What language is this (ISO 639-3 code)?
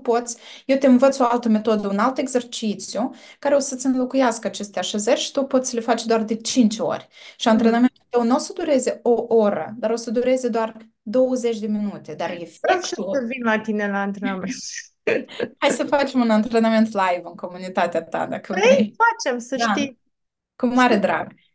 ron